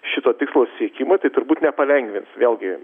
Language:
Lithuanian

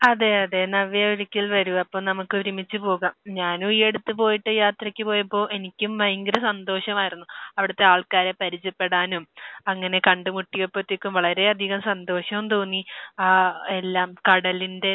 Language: Malayalam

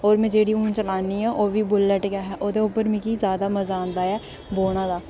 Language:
Dogri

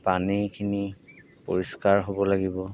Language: Assamese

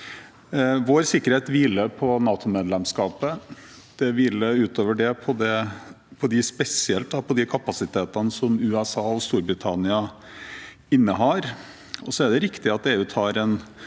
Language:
Norwegian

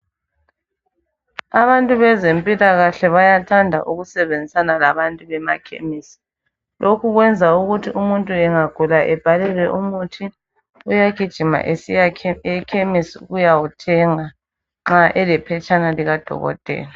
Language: North Ndebele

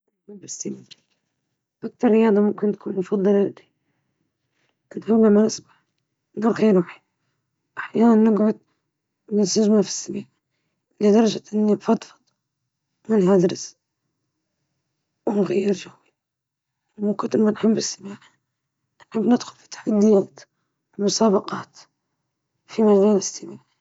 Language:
Libyan Arabic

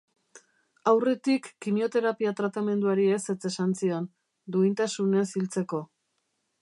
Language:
Basque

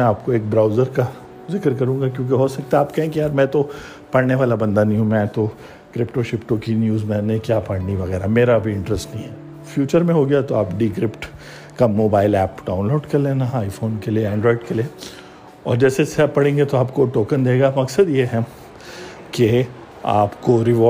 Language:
Urdu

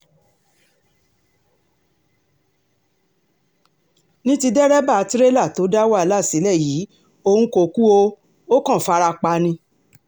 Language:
Yoruba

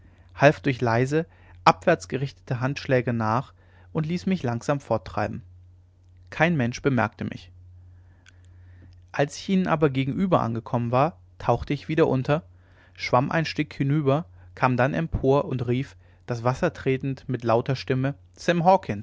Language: German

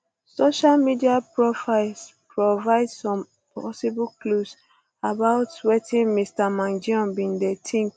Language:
Nigerian Pidgin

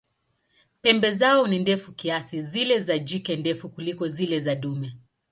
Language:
Swahili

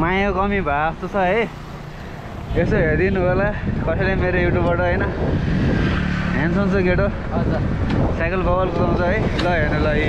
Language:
Vietnamese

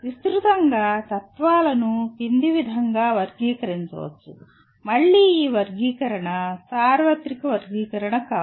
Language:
Telugu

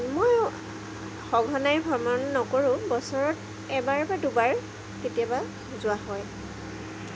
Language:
Assamese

